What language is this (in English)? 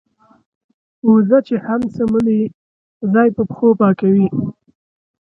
Pashto